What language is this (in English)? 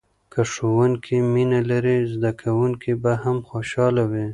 Pashto